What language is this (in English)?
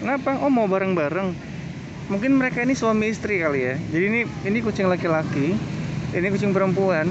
Indonesian